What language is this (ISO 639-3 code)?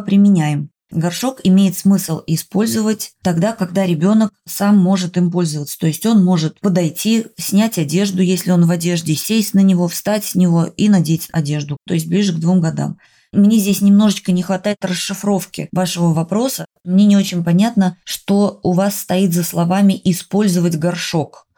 rus